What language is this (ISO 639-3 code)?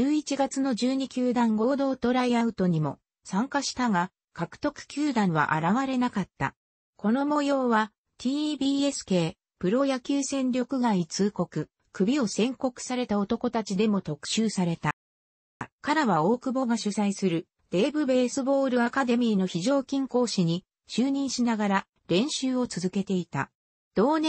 jpn